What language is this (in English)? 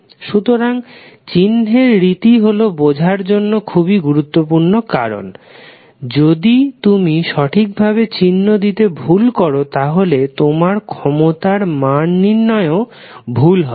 Bangla